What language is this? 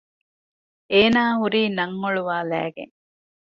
Divehi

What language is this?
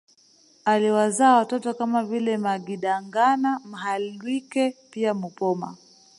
Swahili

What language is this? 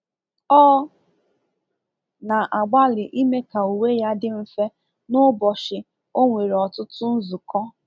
Igbo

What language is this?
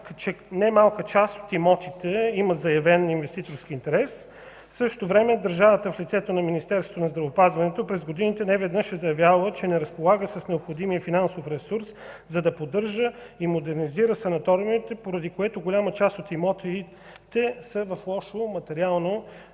Bulgarian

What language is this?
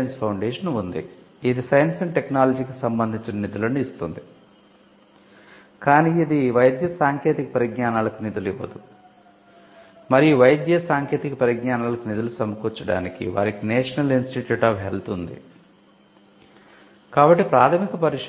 Telugu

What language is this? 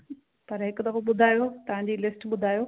Sindhi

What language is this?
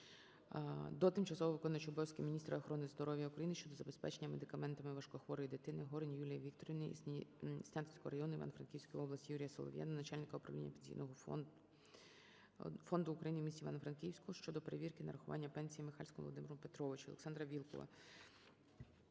Ukrainian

